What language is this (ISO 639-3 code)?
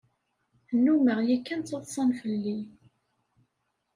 kab